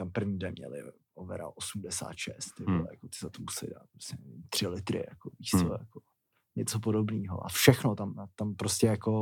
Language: Czech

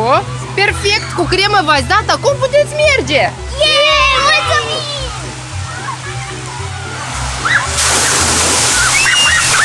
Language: Romanian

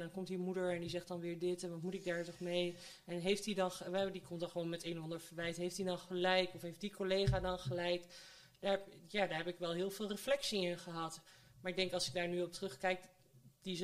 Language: Dutch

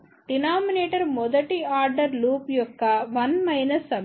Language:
Telugu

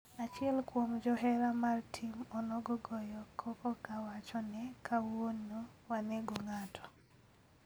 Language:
Luo (Kenya and Tanzania)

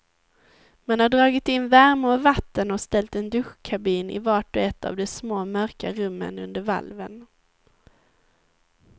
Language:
Swedish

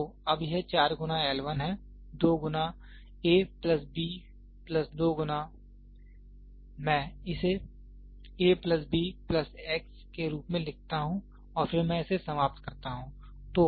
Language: Hindi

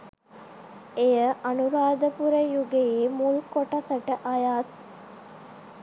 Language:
Sinhala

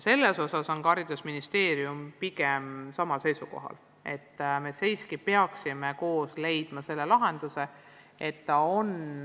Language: Estonian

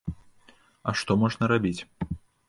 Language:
Belarusian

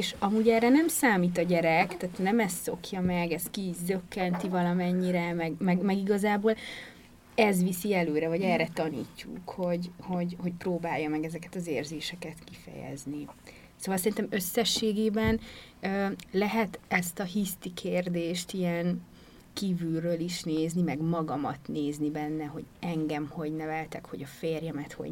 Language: Hungarian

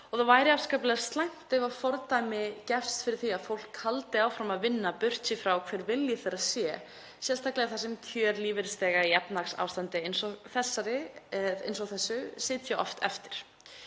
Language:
Icelandic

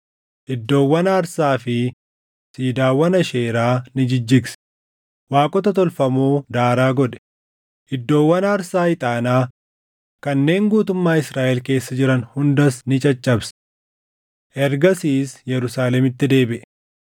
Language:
Oromo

